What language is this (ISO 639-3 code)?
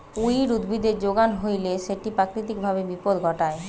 ben